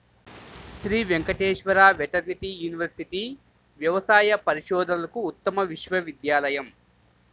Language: Telugu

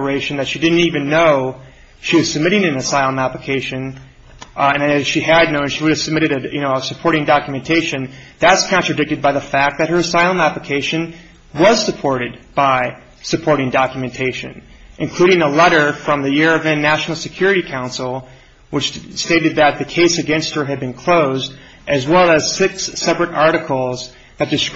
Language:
English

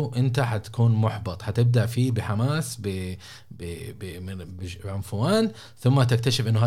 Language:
Arabic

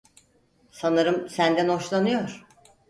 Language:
Turkish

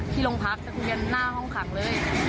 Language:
Thai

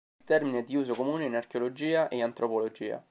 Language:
Italian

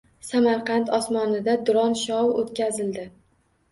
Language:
Uzbek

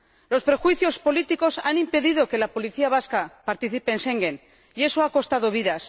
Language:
Spanish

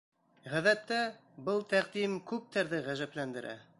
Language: Bashkir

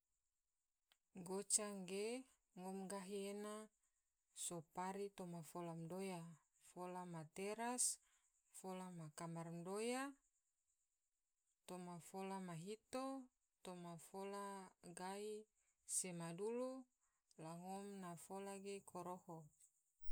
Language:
Tidore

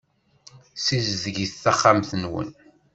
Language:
Kabyle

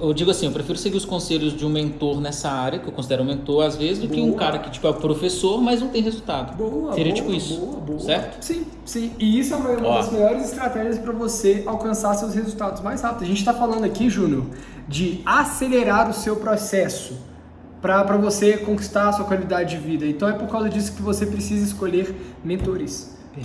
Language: Portuguese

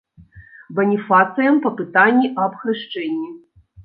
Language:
Belarusian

